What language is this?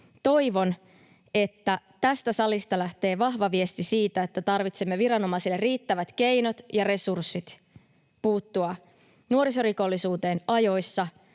Finnish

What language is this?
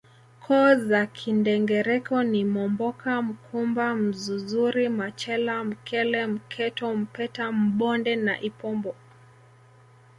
Swahili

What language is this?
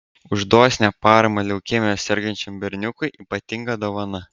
Lithuanian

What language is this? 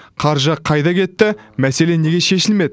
Kazakh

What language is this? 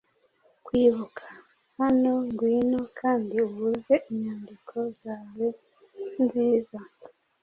Kinyarwanda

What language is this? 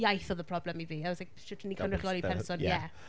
Welsh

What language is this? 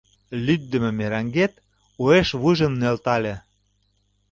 Mari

